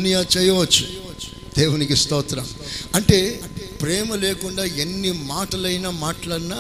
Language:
Telugu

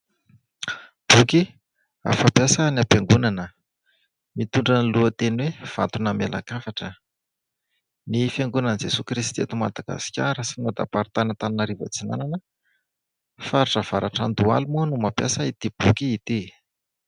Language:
Malagasy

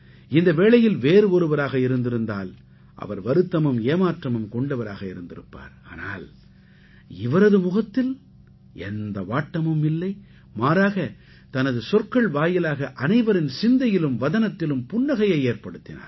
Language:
Tamil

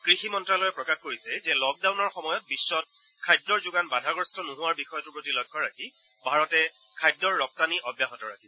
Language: Assamese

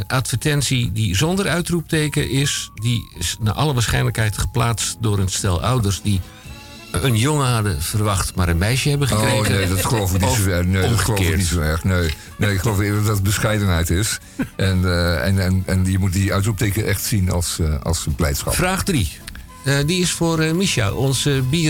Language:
Dutch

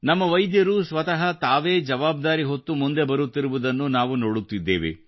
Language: Kannada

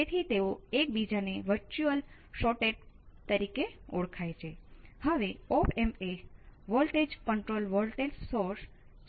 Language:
Gujarati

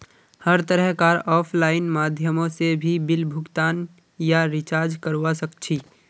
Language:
Magahi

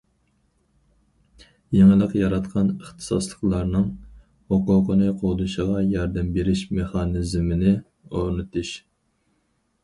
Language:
Uyghur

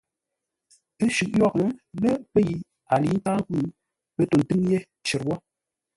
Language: Ngombale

